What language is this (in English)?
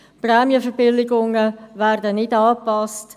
Swiss German